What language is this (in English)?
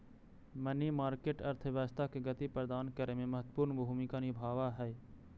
Magahi